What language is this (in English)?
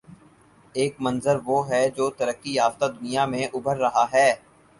Urdu